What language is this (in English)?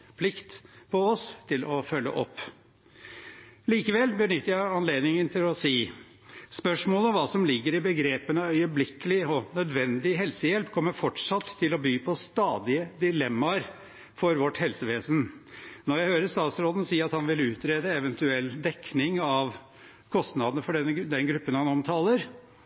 Norwegian Bokmål